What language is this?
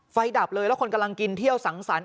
Thai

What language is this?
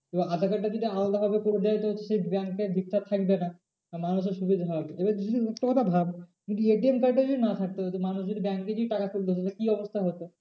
Bangla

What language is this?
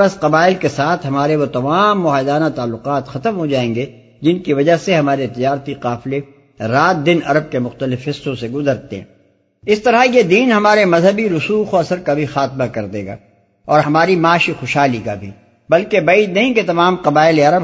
Urdu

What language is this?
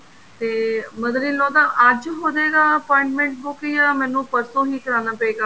Punjabi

